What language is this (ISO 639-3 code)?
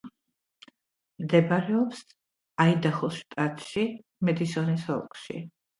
kat